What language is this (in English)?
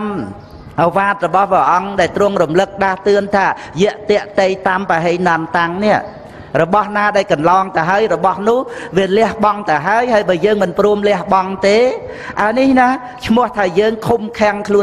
Vietnamese